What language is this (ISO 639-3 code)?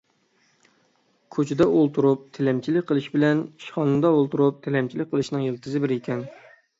uig